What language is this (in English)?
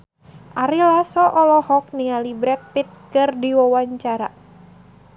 Sundanese